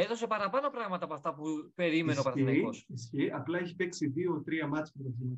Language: Greek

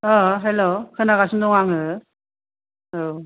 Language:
Bodo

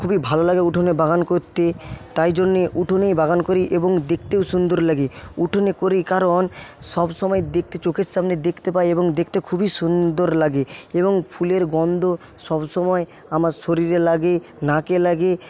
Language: Bangla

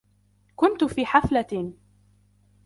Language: Arabic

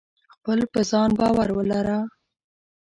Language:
Pashto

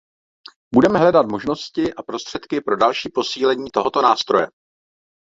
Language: Czech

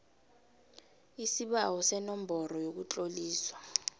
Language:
South Ndebele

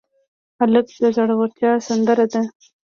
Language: Pashto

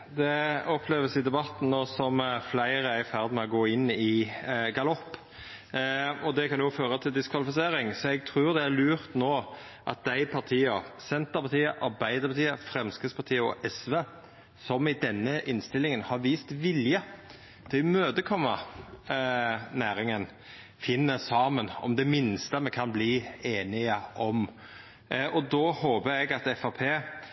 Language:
Norwegian Nynorsk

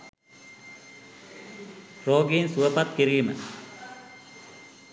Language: Sinhala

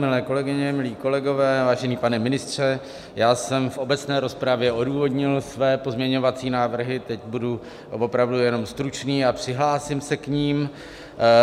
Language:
Czech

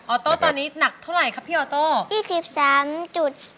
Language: Thai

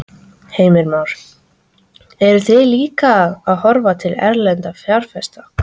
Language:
Icelandic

